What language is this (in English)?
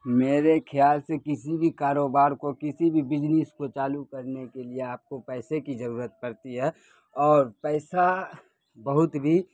Urdu